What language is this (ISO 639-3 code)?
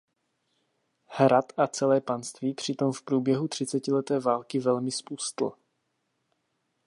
ces